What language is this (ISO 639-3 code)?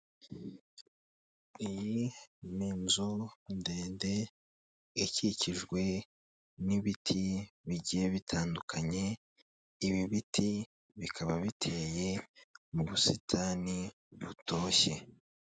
kin